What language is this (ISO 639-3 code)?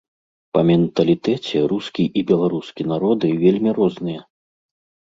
bel